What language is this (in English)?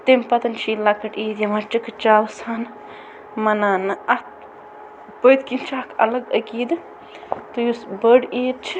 Kashmiri